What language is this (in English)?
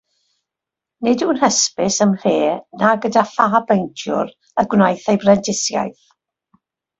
Welsh